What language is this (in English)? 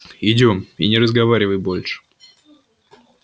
Russian